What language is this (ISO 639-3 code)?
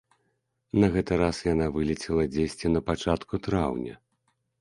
bel